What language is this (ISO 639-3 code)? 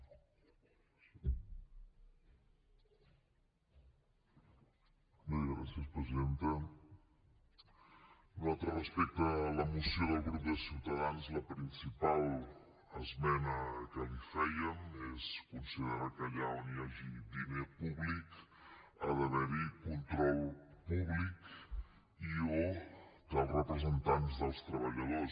cat